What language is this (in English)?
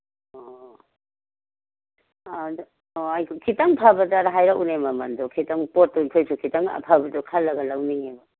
Manipuri